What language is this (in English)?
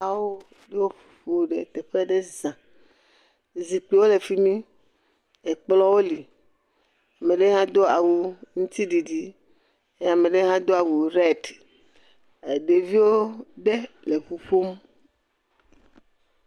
Ewe